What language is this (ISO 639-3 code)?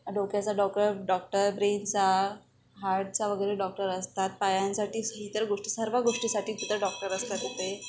mar